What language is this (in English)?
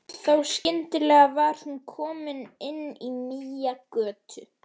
Icelandic